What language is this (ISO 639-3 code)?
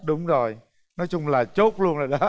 vie